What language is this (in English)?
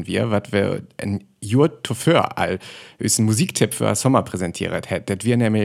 German